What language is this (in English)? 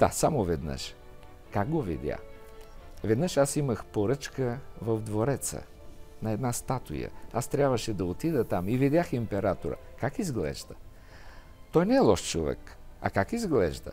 Bulgarian